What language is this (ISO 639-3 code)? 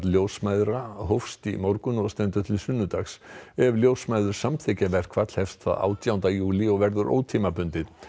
isl